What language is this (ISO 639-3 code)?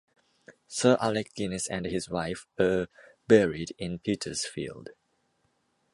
eng